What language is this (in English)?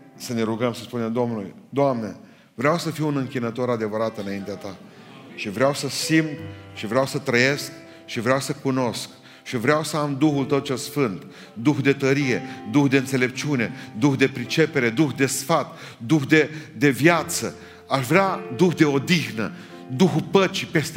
Romanian